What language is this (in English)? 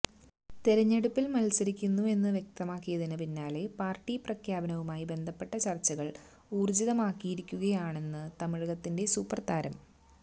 Malayalam